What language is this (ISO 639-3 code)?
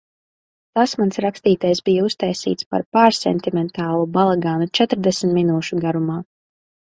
lav